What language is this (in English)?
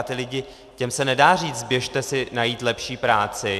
Czech